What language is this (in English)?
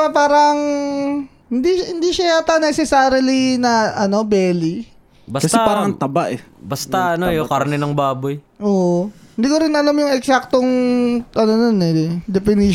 Filipino